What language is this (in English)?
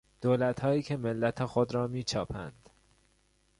Persian